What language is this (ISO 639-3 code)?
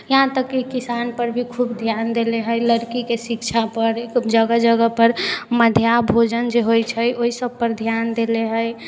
mai